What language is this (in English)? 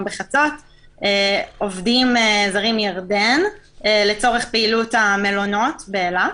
Hebrew